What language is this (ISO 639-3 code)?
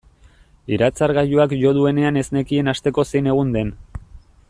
eus